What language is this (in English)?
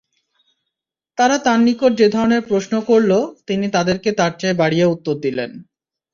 Bangla